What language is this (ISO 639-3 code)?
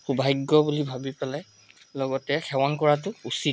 asm